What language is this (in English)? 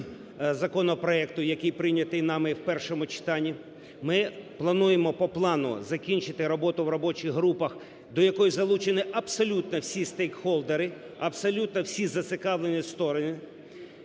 Ukrainian